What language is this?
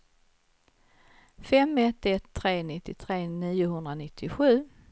Swedish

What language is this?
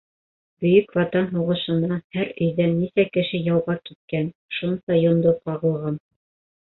Bashkir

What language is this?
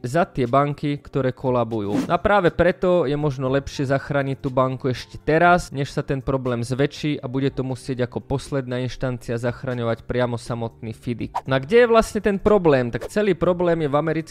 Slovak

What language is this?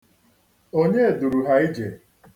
Igbo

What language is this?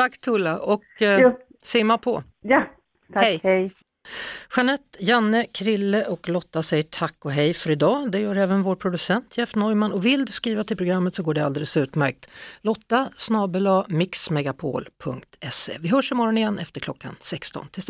Swedish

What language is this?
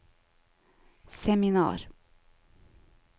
Norwegian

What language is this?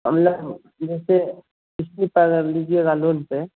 Hindi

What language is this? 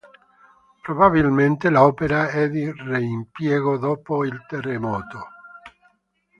Italian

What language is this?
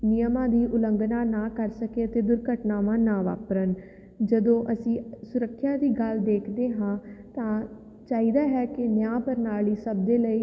Punjabi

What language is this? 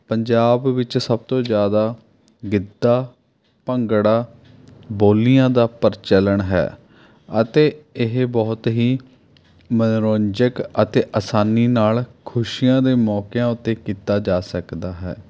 Punjabi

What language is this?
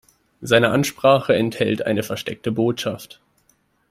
German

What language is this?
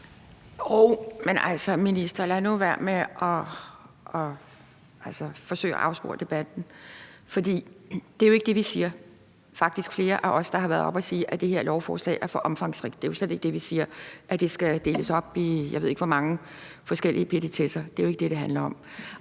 Danish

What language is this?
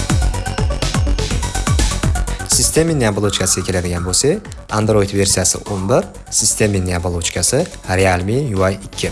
Turkish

